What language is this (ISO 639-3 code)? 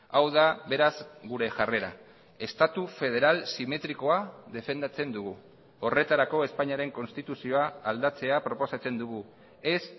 eus